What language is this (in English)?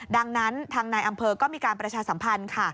Thai